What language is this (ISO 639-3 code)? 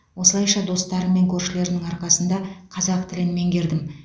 kaz